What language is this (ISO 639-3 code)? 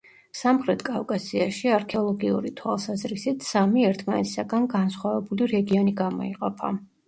kat